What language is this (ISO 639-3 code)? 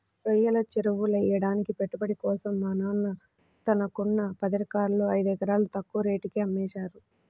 tel